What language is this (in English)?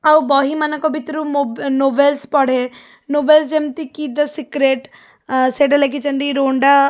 Odia